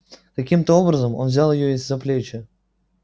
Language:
Russian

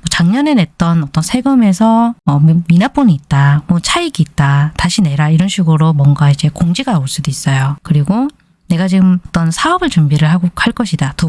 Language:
Korean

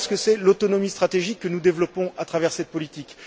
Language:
French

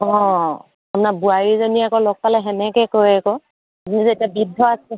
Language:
Assamese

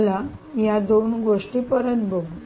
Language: Marathi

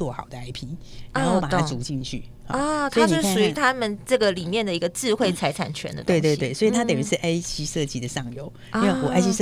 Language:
Chinese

